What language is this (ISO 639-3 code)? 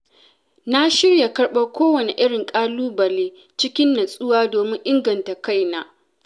hau